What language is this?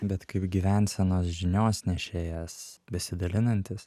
Lithuanian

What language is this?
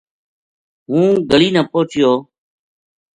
Gujari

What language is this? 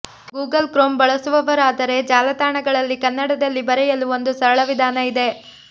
Kannada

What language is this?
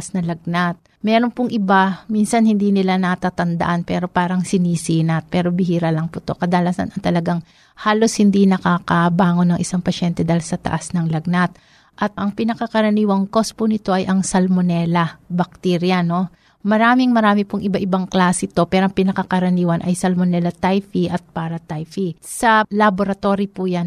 Filipino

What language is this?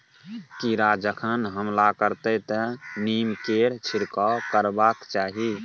Maithili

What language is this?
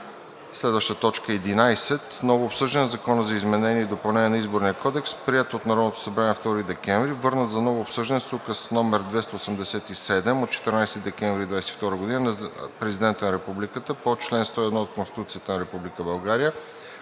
Bulgarian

